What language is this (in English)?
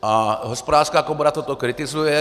Czech